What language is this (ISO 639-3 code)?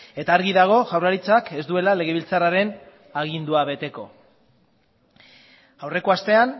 eus